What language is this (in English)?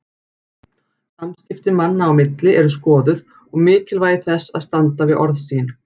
Icelandic